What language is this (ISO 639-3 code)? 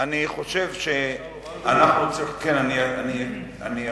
heb